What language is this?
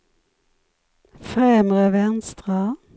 Swedish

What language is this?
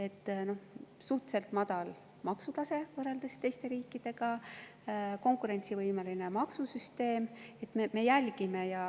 Estonian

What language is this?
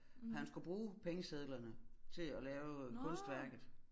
Danish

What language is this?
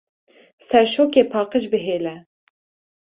Kurdish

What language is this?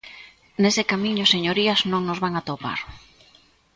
Galician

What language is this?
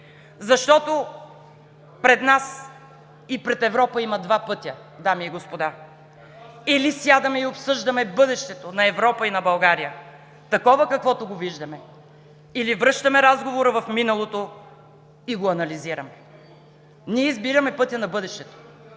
Bulgarian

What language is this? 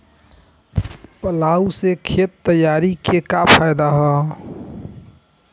Bhojpuri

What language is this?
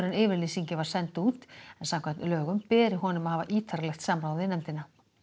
Icelandic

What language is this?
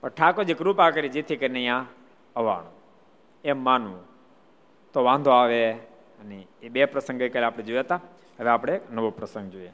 Gujarati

